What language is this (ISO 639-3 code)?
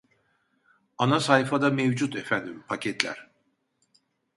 tur